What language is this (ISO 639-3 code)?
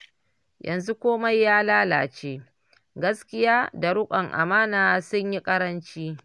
hau